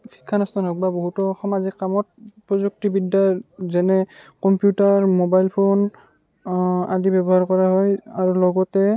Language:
Assamese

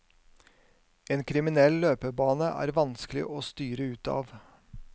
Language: Norwegian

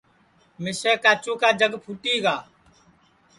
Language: Sansi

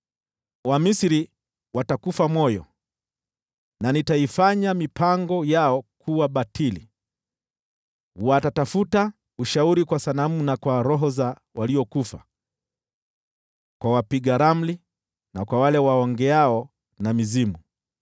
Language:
Swahili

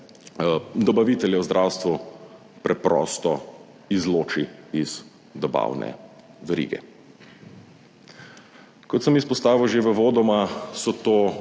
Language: Slovenian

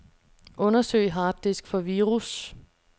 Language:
Danish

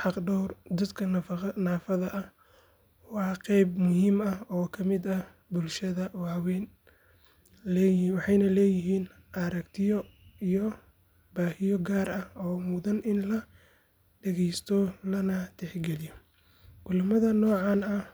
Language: Somali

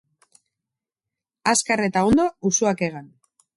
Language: Basque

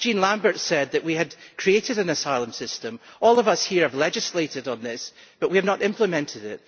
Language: English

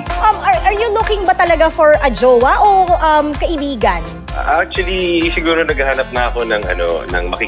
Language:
Filipino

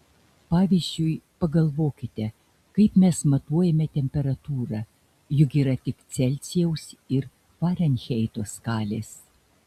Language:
Lithuanian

